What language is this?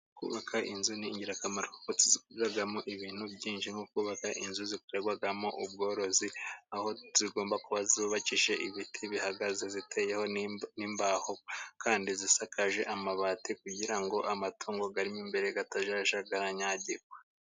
Kinyarwanda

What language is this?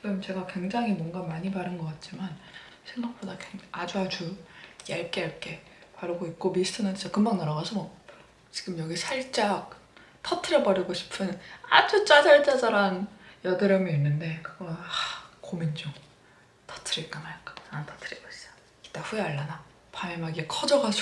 Korean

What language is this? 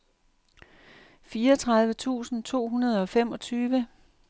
Danish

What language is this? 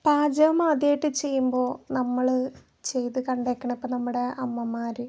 Malayalam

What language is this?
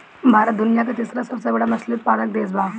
Bhojpuri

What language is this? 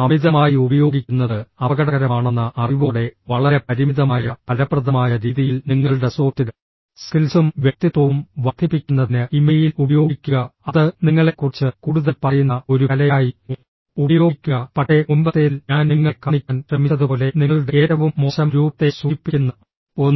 Malayalam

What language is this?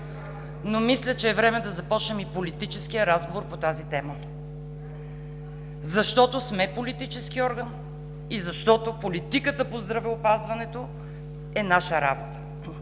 Bulgarian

